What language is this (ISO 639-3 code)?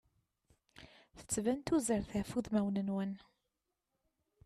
kab